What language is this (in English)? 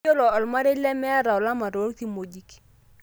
Masai